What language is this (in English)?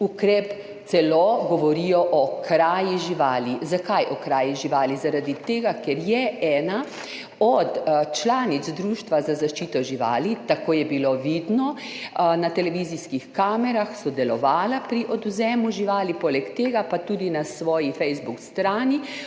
Slovenian